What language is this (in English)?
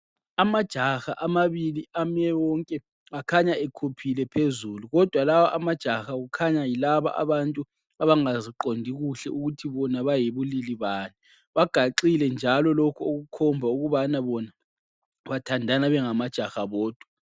North Ndebele